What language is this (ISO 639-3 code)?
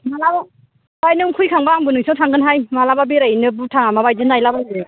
brx